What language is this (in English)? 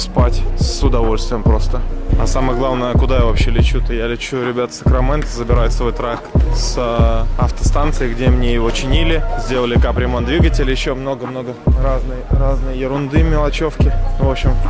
Russian